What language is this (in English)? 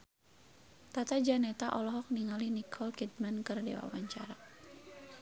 Sundanese